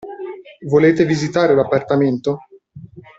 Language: Italian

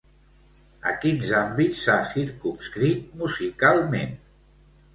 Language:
Catalan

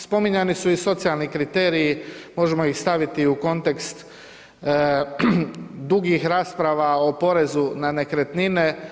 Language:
Croatian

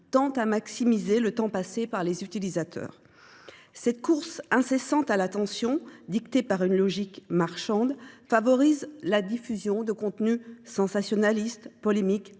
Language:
French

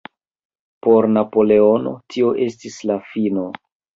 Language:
Esperanto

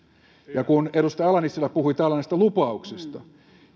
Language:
Finnish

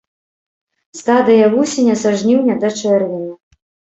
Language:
Belarusian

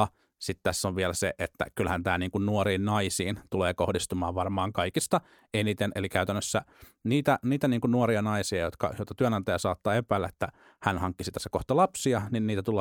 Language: Finnish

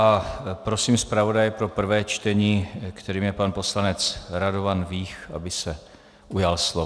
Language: Czech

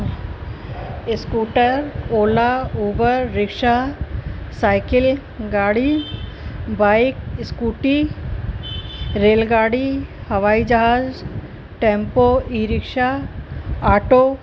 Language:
Sindhi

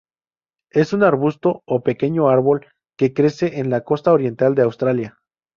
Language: Spanish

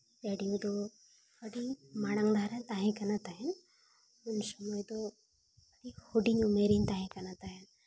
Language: Santali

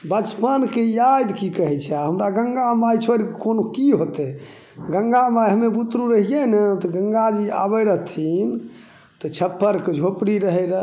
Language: Maithili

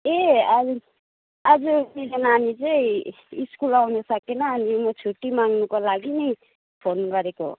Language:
Nepali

